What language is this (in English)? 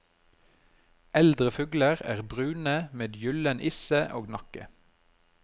Norwegian